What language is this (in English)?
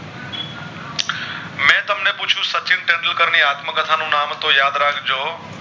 Gujarati